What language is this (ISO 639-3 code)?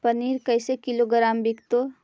mag